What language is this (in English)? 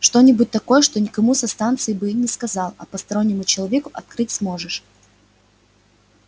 Russian